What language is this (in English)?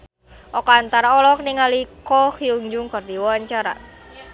Sundanese